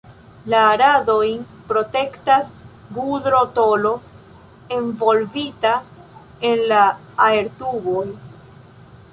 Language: Esperanto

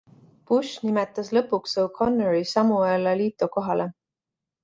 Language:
Estonian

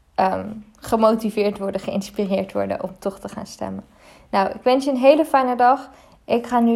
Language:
Dutch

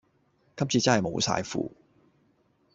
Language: Cantonese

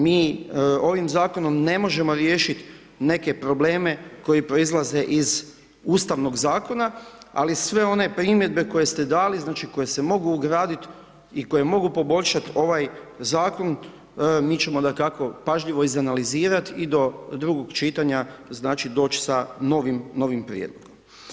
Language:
Croatian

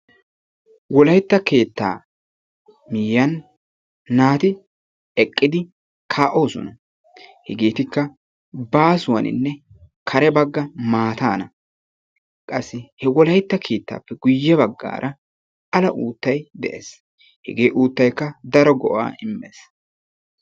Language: Wolaytta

